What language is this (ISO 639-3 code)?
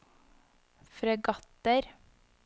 nor